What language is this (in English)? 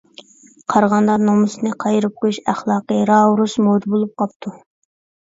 Uyghur